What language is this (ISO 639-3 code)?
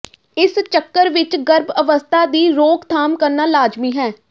pan